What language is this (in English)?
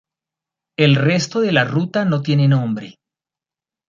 Spanish